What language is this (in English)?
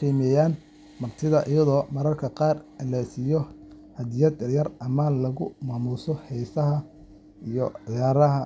Somali